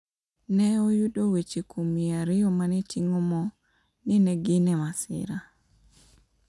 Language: Luo (Kenya and Tanzania)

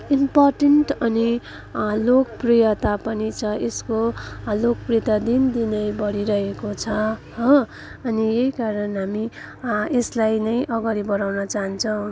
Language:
Nepali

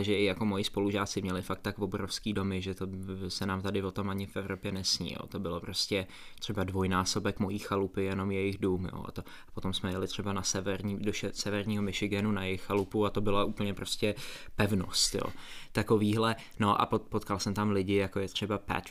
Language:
Czech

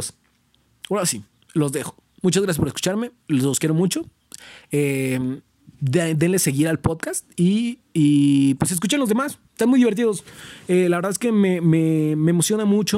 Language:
Spanish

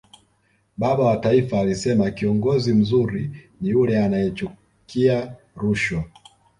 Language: Swahili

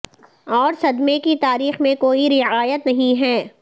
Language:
Urdu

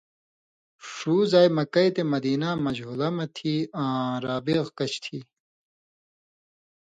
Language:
Indus Kohistani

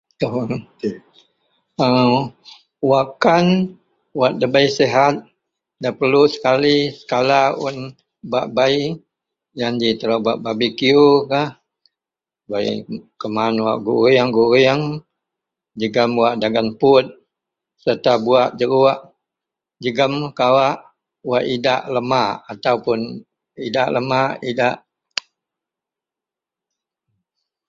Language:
Central Melanau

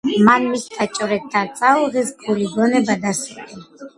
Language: Georgian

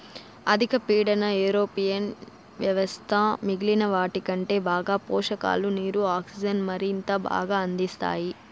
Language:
Telugu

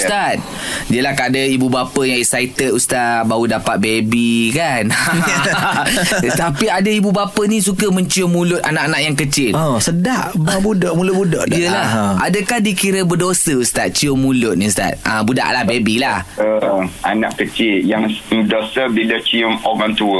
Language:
Malay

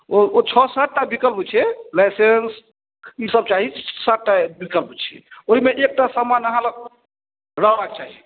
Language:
Maithili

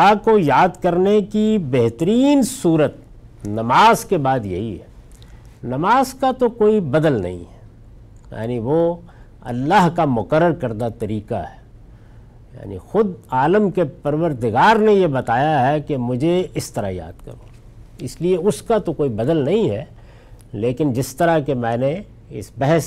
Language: Urdu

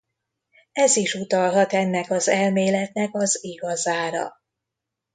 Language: Hungarian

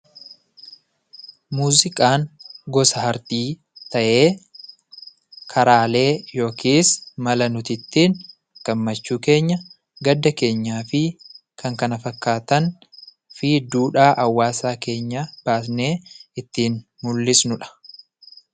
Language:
Oromo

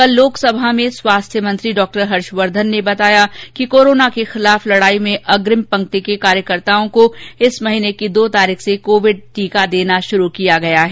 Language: Hindi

